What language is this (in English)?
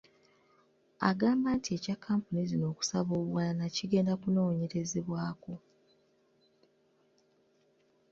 Ganda